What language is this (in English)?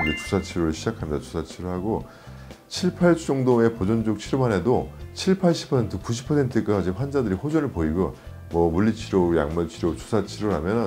Korean